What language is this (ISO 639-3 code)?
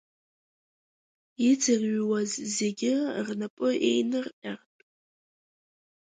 abk